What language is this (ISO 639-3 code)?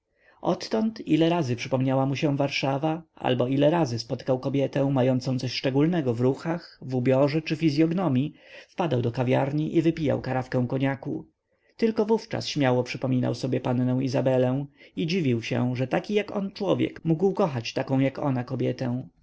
pol